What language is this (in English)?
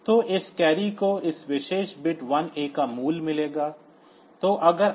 Hindi